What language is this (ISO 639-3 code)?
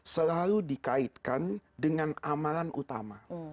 ind